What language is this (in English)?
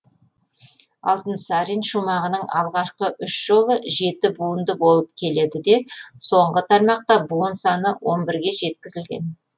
Kazakh